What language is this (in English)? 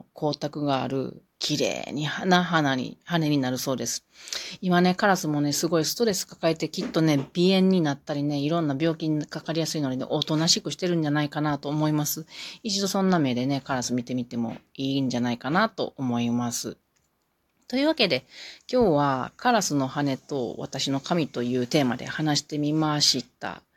Japanese